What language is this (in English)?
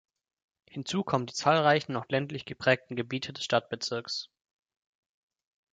German